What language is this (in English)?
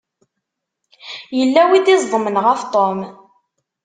Kabyle